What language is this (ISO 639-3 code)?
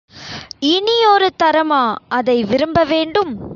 tam